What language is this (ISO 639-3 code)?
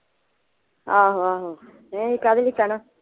pan